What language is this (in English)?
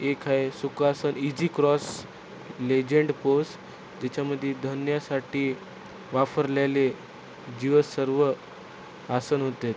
Marathi